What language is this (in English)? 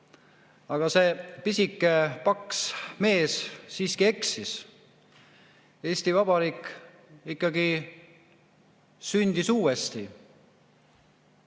Estonian